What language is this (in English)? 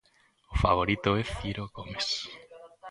Galician